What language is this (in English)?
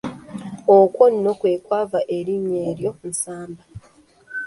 Ganda